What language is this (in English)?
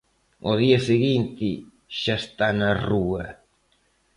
Galician